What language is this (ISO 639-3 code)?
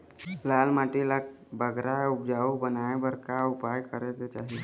hne